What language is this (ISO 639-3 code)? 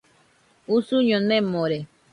hux